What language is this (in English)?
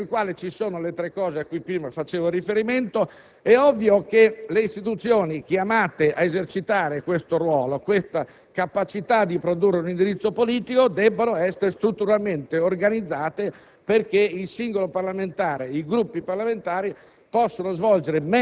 Italian